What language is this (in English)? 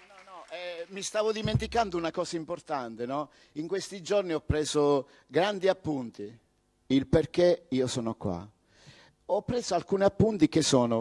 Italian